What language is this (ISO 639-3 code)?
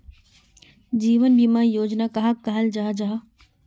mag